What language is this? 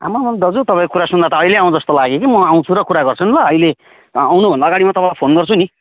Nepali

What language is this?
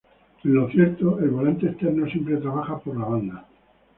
Spanish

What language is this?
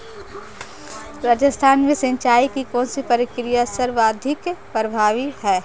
Hindi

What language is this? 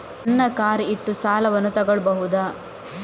Kannada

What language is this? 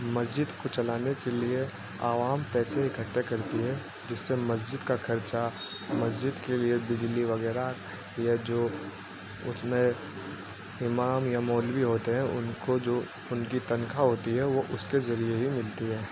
Urdu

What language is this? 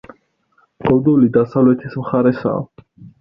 Georgian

